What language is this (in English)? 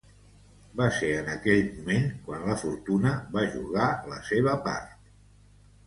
Catalan